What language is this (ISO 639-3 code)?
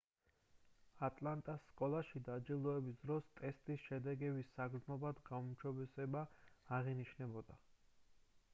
kat